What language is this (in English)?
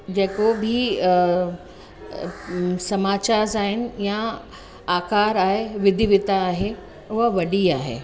Sindhi